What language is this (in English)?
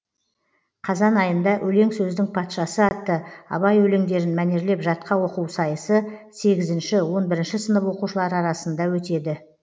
Kazakh